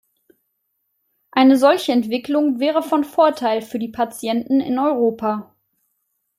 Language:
German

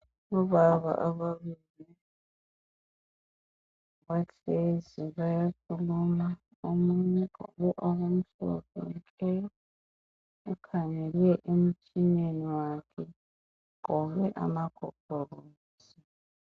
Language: North Ndebele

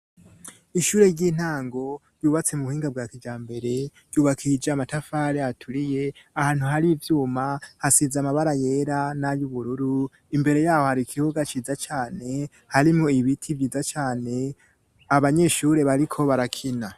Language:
Rundi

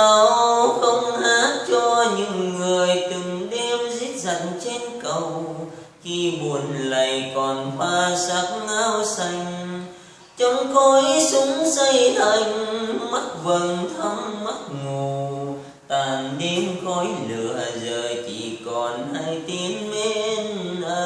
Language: Vietnamese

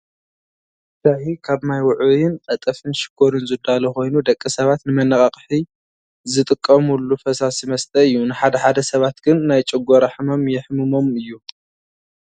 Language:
Tigrinya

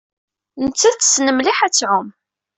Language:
Kabyle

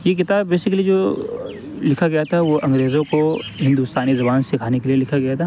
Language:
Urdu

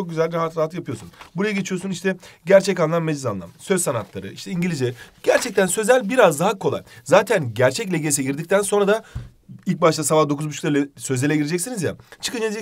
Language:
Turkish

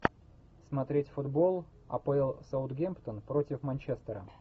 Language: Russian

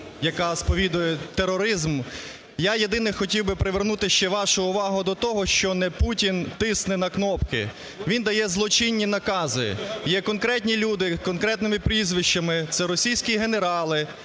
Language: Ukrainian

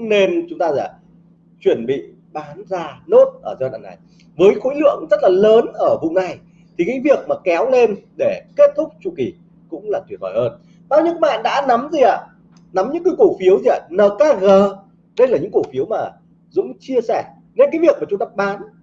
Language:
Vietnamese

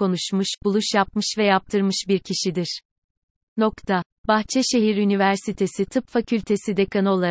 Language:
Turkish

